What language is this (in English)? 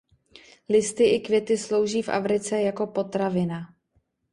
Czech